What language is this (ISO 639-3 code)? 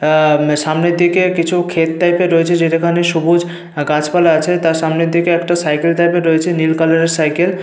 ben